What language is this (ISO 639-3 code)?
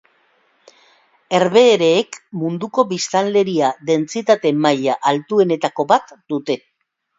eus